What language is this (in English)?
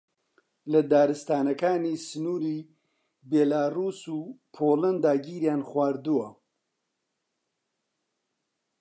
Central Kurdish